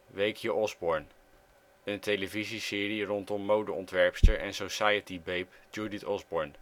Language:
Dutch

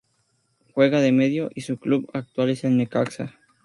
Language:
Spanish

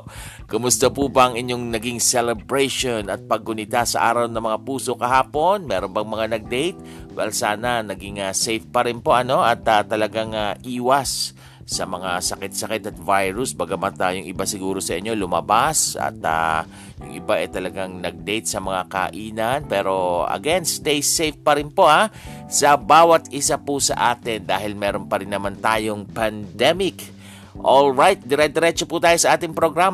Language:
Filipino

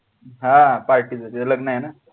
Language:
Marathi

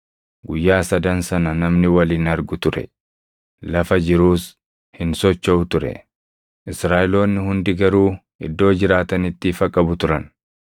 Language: Oromo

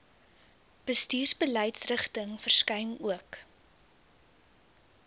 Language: Afrikaans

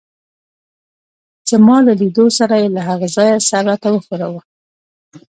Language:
Pashto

